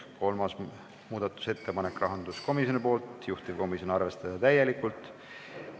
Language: Estonian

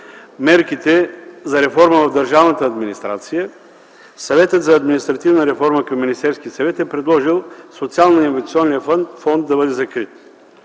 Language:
Bulgarian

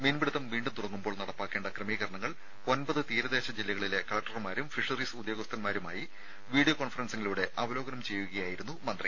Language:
Malayalam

